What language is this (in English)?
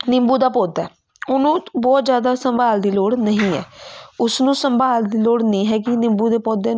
Punjabi